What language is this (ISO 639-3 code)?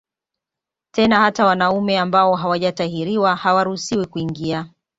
swa